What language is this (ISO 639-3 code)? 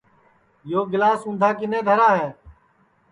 ssi